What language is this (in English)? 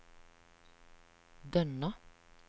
Norwegian